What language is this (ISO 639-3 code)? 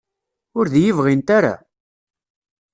kab